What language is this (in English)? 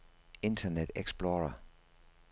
Danish